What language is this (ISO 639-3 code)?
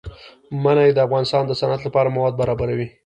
pus